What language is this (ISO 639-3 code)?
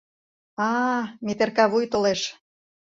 chm